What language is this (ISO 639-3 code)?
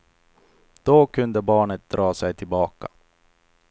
swe